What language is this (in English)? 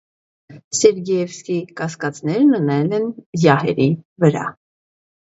Armenian